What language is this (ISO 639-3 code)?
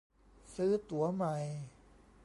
tha